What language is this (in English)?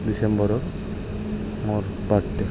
Assamese